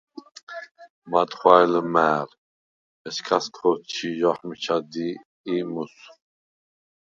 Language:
Svan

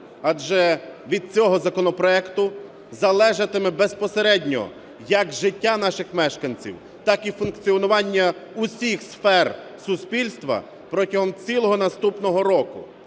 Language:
Ukrainian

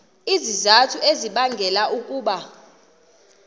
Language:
Xhosa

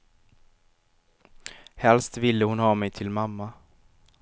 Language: Swedish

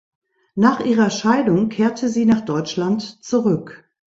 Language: German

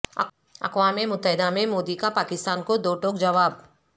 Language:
Urdu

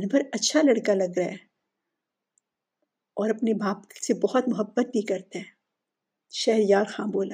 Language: Urdu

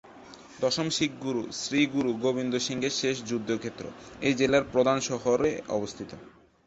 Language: Bangla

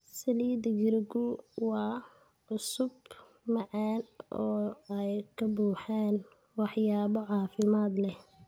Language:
Somali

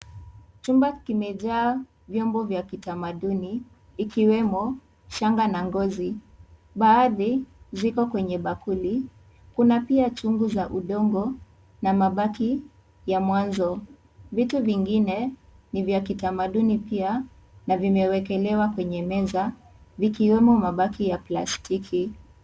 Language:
Swahili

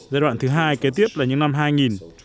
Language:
Vietnamese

